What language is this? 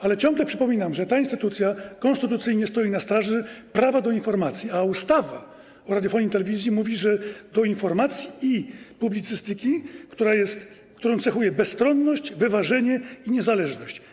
Polish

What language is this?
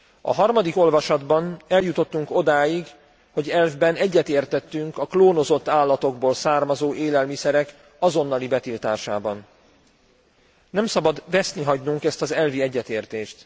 Hungarian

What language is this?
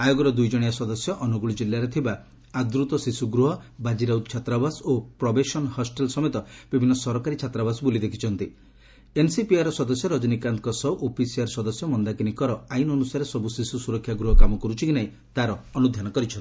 Odia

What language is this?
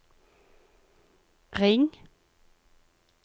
Norwegian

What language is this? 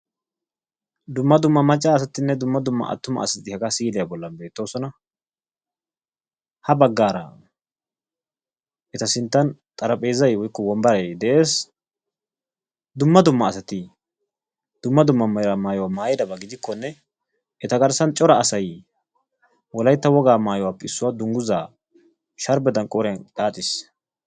Wolaytta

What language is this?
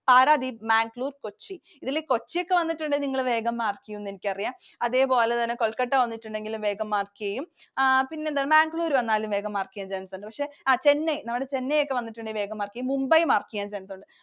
Malayalam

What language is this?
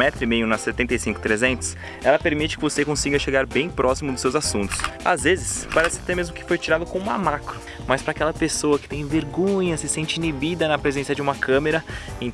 Portuguese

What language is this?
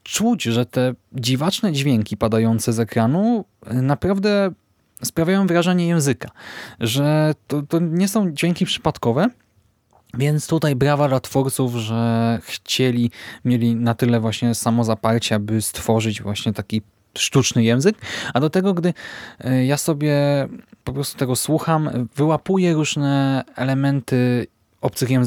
Polish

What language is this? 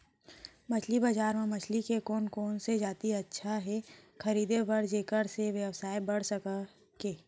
Chhattisgarhi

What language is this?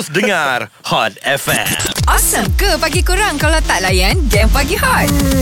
Malay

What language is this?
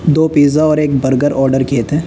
Urdu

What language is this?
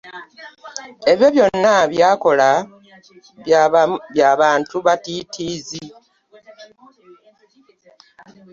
Ganda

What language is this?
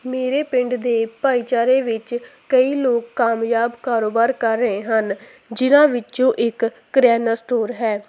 Punjabi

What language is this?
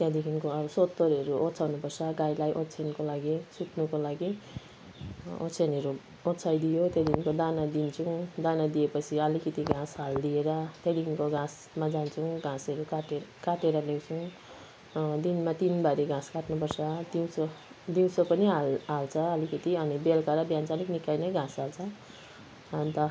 Nepali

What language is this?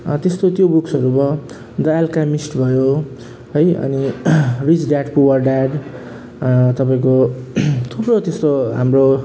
Nepali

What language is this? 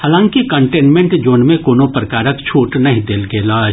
Maithili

